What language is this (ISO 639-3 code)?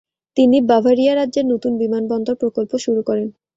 ben